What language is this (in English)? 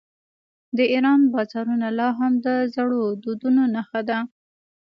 Pashto